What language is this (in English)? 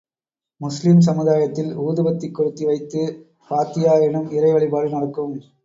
Tamil